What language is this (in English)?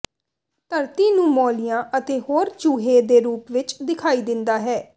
Punjabi